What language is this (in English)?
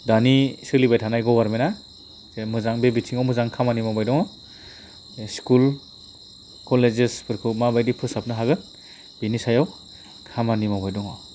Bodo